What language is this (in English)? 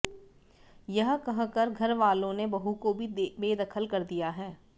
Hindi